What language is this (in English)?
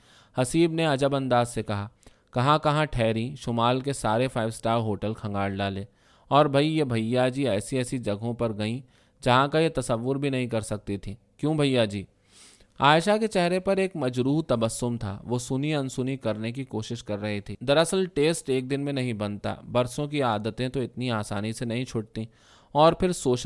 Urdu